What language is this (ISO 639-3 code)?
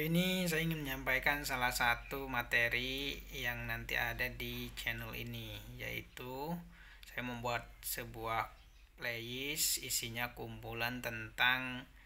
ind